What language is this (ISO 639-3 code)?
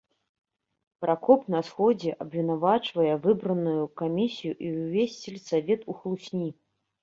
bel